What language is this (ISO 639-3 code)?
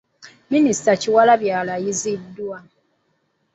lug